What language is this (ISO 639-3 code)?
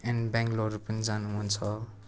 nep